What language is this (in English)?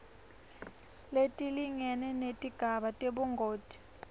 Swati